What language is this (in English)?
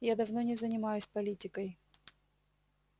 Russian